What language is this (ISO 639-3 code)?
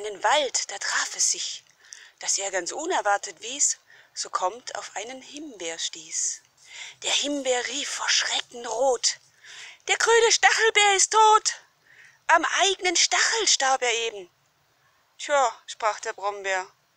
deu